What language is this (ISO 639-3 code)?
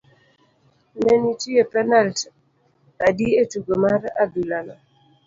luo